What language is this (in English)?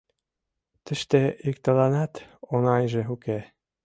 Mari